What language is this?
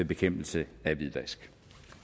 Danish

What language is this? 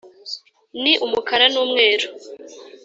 Kinyarwanda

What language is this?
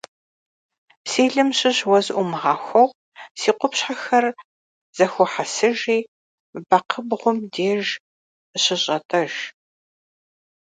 Kabardian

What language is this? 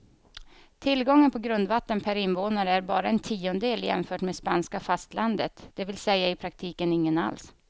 Swedish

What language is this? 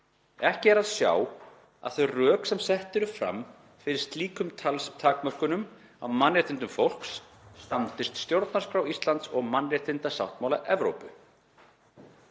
Icelandic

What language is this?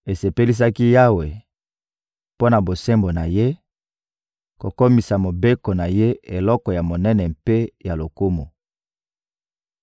Lingala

